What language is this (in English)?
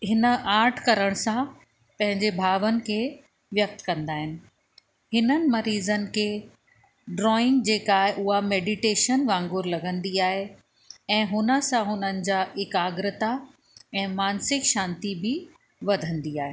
Sindhi